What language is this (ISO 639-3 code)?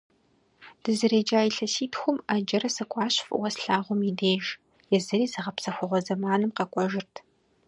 kbd